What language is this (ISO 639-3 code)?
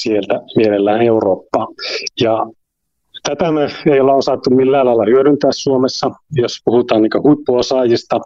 fin